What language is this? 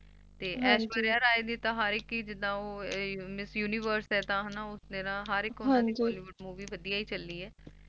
Punjabi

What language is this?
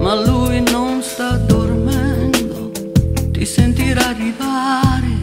Italian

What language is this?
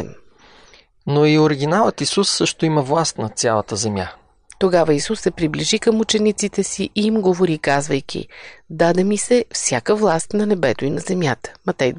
Bulgarian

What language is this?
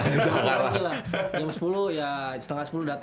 Indonesian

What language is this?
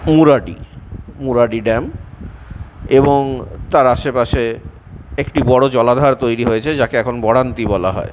Bangla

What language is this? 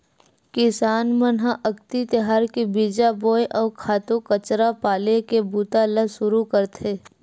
Chhattisgarhi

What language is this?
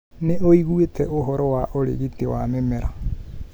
Kikuyu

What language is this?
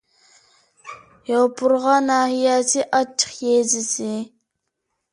Uyghur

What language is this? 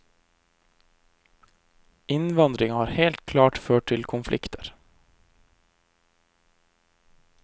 Norwegian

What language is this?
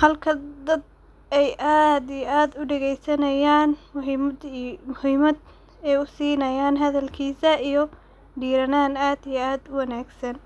Somali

